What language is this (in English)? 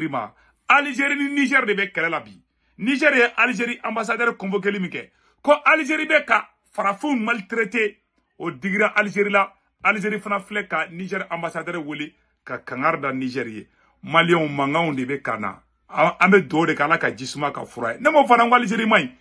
French